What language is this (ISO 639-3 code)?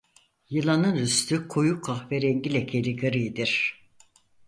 tur